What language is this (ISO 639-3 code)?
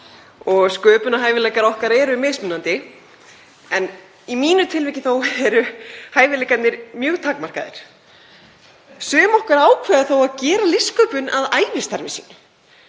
isl